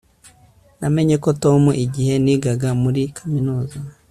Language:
Kinyarwanda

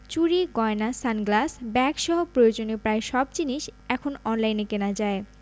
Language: Bangla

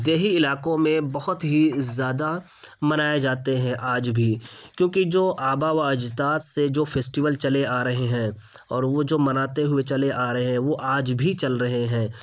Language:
Urdu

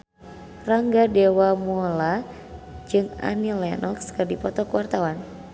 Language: Sundanese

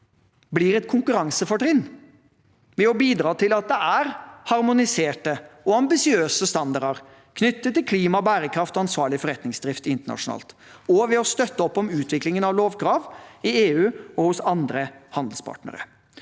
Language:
Norwegian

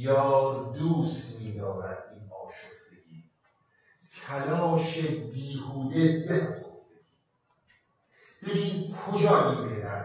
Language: Persian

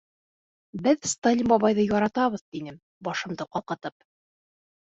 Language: Bashkir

